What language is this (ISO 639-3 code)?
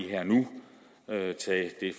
dan